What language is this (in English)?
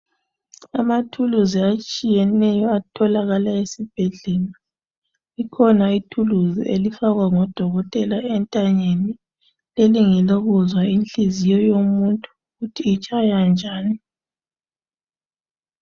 North Ndebele